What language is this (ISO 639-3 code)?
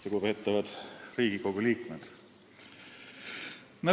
est